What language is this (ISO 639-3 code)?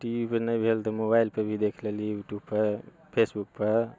mai